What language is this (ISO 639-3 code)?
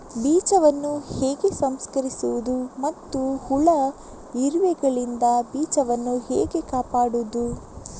kan